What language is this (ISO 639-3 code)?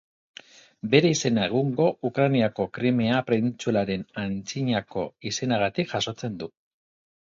eus